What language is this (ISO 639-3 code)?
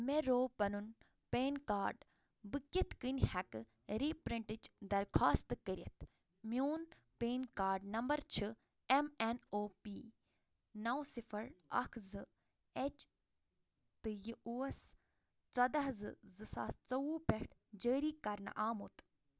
kas